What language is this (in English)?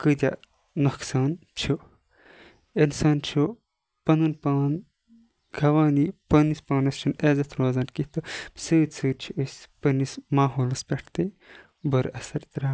Kashmiri